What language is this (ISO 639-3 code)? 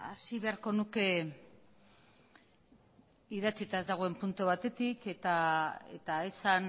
eus